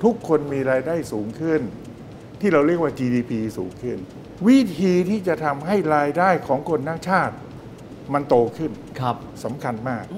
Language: Thai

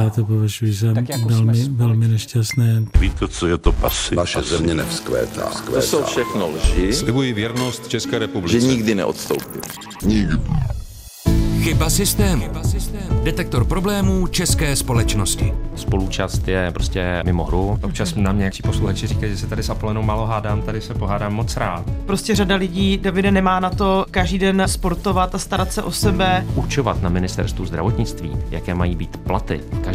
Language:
Czech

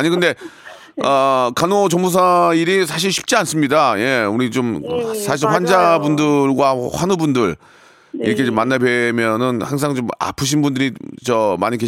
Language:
Korean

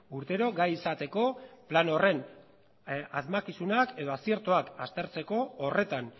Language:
Basque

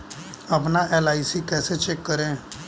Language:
Hindi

